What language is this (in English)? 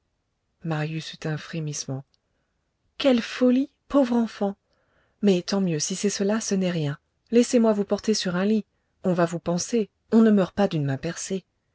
French